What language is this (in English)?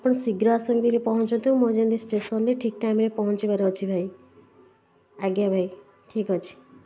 Odia